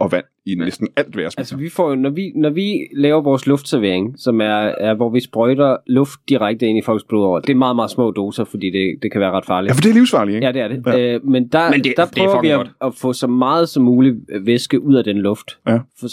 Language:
Danish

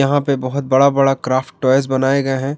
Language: Hindi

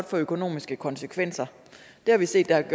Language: Danish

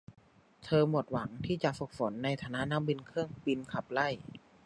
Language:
Thai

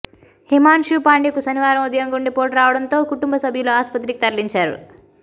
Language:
Telugu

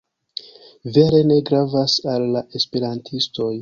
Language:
Esperanto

